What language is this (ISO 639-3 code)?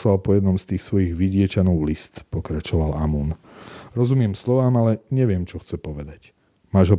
slk